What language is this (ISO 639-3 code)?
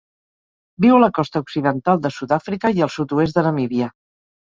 cat